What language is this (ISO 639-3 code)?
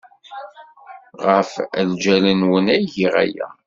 kab